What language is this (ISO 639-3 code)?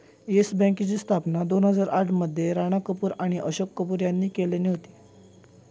mar